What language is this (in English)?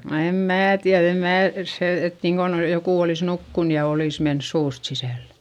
Finnish